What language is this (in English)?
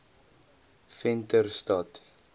Afrikaans